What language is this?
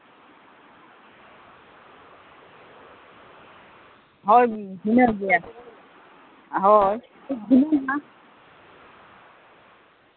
Santali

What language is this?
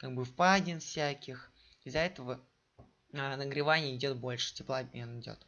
Russian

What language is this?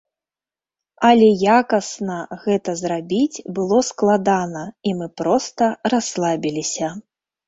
Belarusian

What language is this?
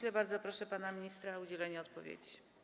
Polish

